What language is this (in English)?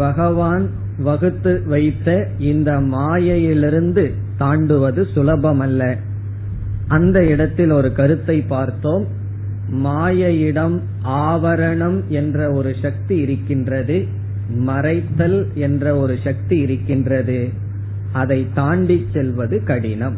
Tamil